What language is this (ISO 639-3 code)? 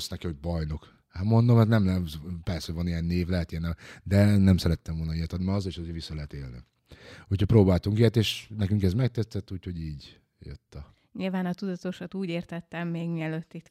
hun